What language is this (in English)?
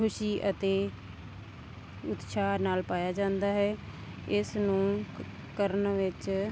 Punjabi